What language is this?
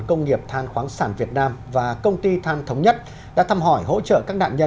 Vietnamese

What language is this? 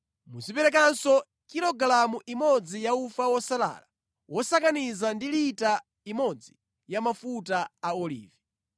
Nyanja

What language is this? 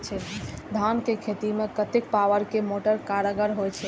Maithili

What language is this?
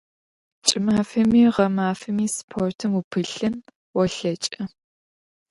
Adyghe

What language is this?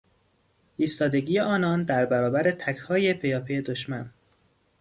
Persian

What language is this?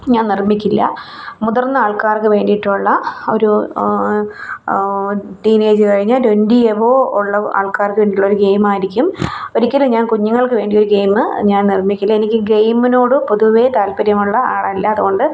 Malayalam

